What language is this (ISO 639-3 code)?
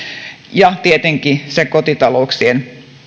fin